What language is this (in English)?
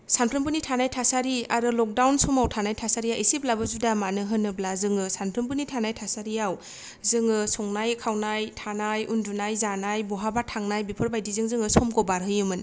Bodo